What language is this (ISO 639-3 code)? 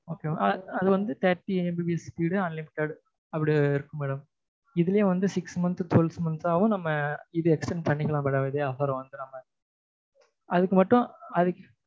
tam